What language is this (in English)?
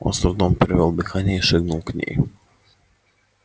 Russian